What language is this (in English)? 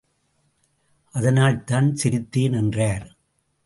Tamil